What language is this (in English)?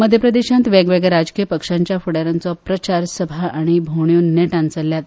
Konkani